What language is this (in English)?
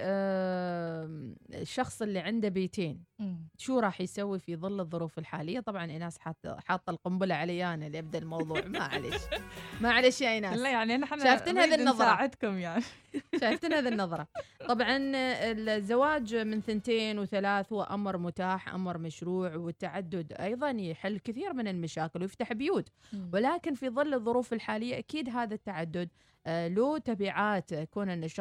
Arabic